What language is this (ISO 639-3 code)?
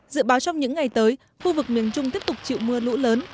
vie